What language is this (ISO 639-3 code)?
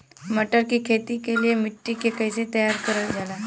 bho